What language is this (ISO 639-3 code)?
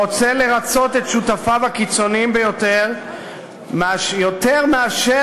heb